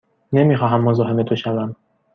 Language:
Persian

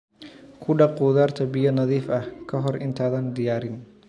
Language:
Somali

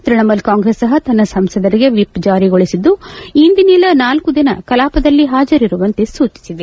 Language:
Kannada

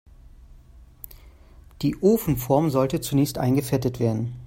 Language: German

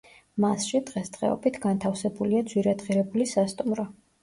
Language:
Georgian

